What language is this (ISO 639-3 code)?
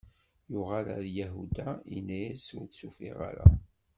kab